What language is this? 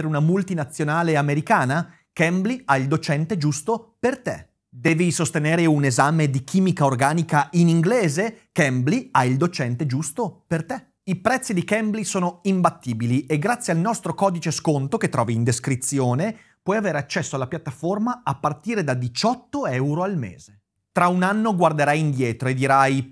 Italian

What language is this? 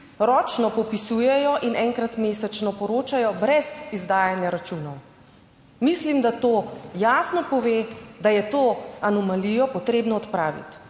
Slovenian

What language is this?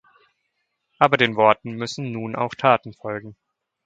German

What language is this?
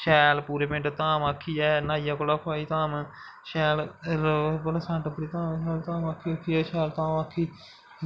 Dogri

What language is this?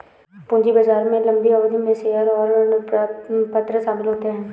Hindi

